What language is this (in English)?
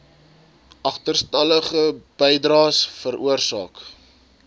Afrikaans